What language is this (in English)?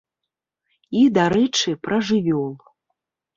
Belarusian